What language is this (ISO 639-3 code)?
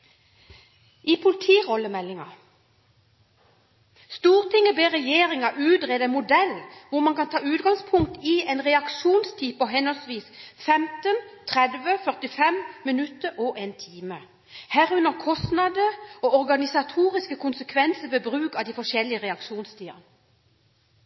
nob